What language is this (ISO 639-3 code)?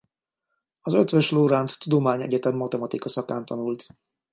hun